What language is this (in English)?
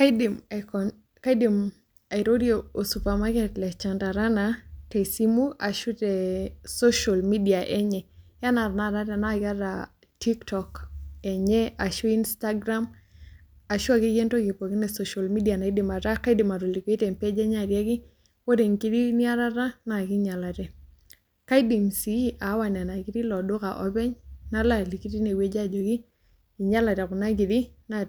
Masai